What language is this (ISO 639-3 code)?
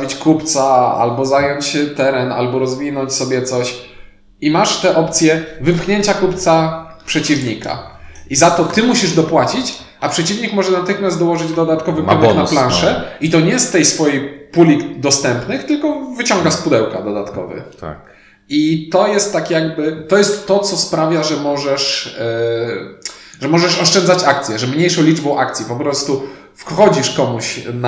pol